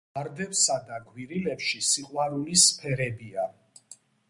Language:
Georgian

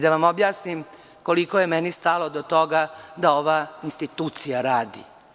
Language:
Serbian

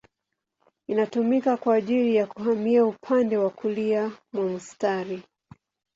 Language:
Swahili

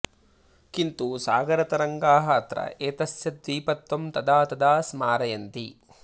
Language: Sanskrit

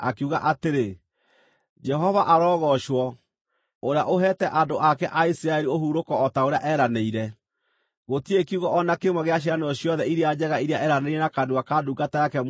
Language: Kikuyu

